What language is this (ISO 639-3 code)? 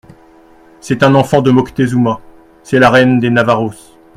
fra